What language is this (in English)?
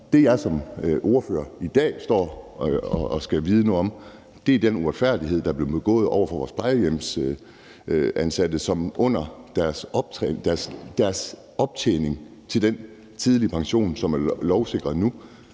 Danish